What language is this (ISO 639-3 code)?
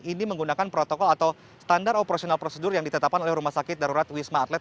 ind